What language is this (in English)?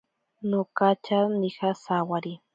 Ashéninka Perené